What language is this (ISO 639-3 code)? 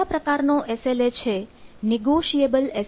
guj